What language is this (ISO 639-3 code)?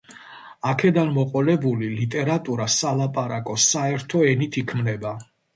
kat